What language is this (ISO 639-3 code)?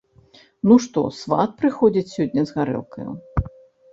bel